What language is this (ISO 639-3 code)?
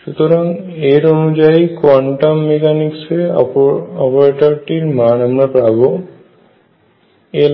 ben